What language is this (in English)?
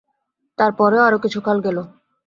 Bangla